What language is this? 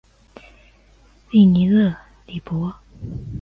Chinese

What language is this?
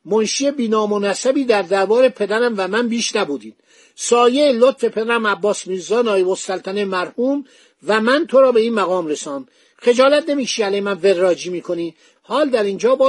Persian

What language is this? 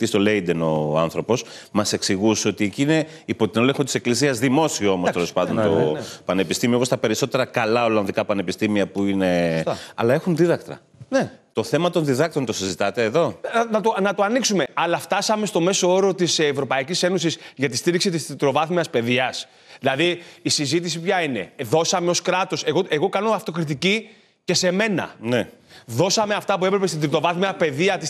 Greek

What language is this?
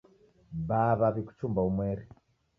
Taita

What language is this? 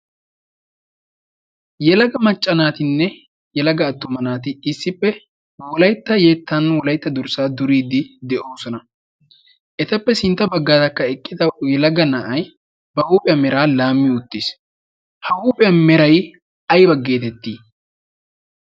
Wolaytta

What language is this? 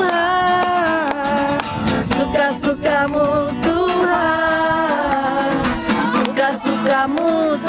Indonesian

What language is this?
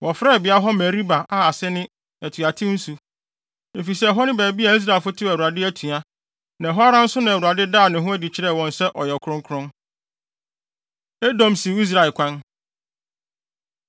Akan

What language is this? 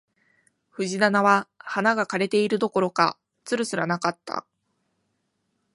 Japanese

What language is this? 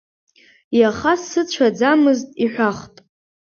Abkhazian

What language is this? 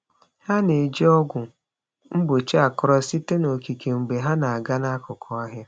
Igbo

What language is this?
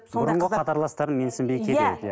Kazakh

